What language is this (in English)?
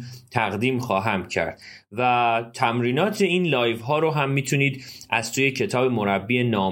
Persian